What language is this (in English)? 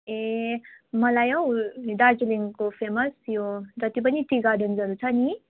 Nepali